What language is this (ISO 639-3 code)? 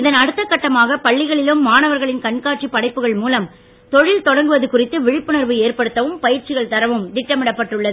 tam